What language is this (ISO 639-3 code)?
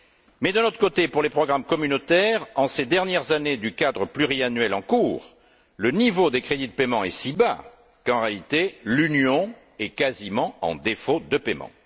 fra